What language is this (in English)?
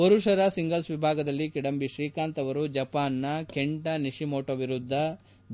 Kannada